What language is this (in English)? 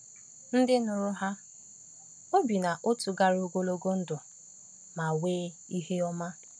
Igbo